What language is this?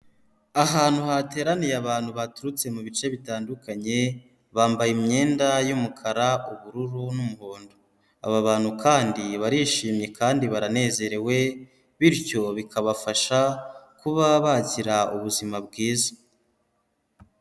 Kinyarwanda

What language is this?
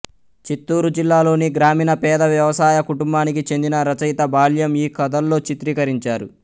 Telugu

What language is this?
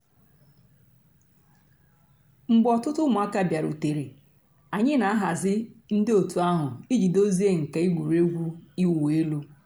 Igbo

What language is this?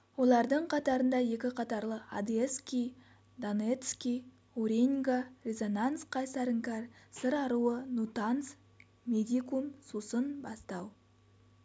Kazakh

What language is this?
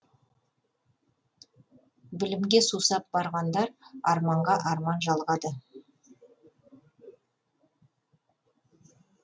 Kazakh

